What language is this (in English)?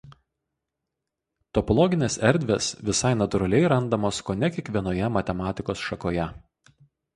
Lithuanian